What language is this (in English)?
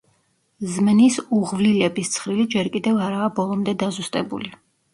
Georgian